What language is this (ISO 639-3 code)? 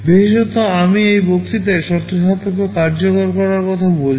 ben